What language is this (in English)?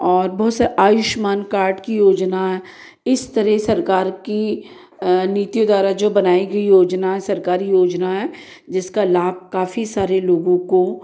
Hindi